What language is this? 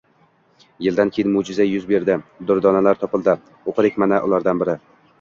Uzbek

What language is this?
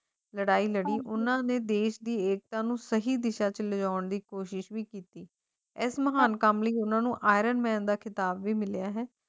Punjabi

